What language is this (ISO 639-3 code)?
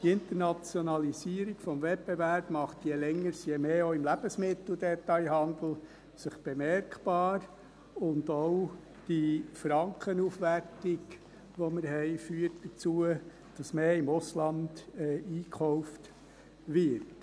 gsw